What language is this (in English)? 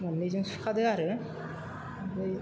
Bodo